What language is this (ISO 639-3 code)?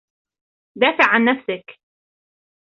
ara